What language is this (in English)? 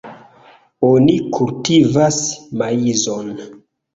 Esperanto